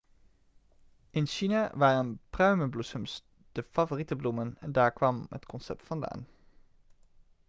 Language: Dutch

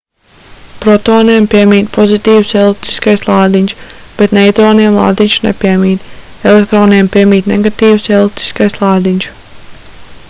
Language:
Latvian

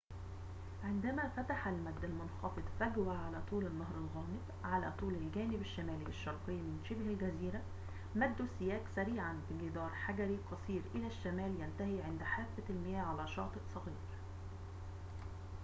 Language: Arabic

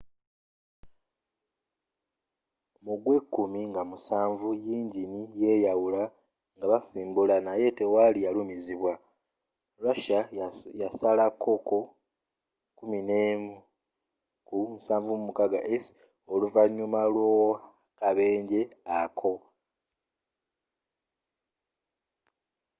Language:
Ganda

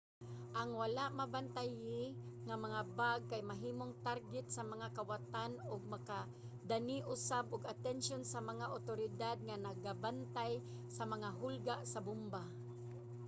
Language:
Cebuano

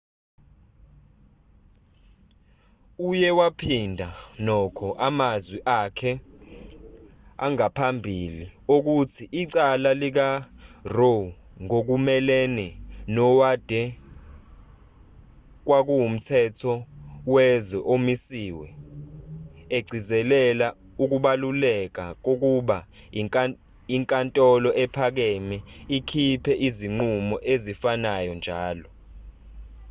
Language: Zulu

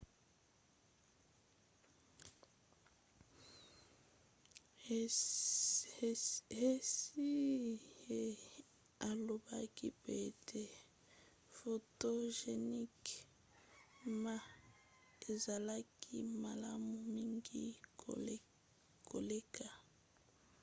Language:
Lingala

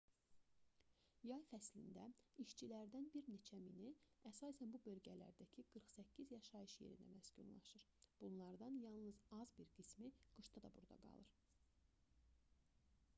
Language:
Azerbaijani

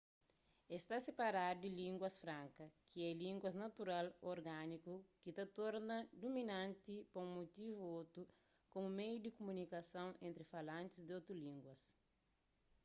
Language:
Kabuverdianu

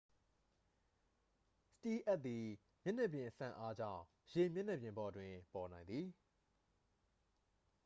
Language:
Burmese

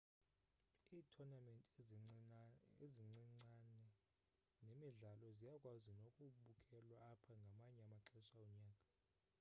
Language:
Xhosa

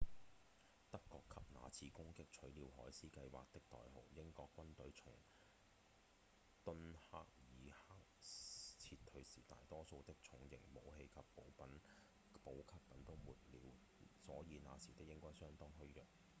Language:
Cantonese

